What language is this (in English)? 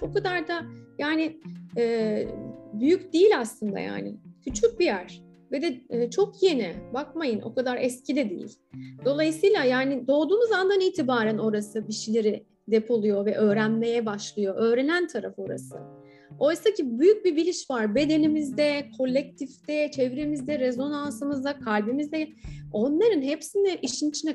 Turkish